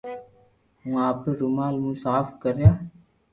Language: Loarki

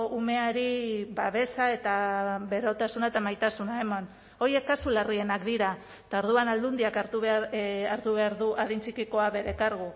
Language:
Basque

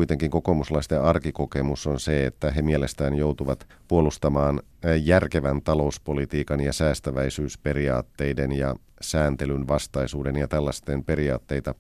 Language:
Finnish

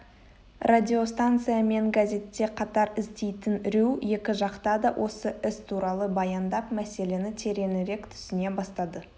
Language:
Kazakh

